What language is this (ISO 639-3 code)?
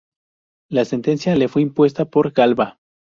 spa